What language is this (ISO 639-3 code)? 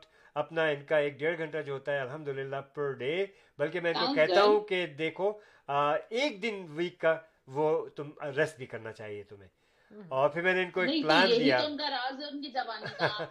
urd